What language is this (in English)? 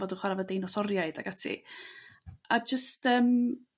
Welsh